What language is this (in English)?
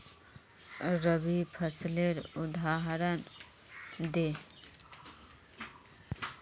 Magahi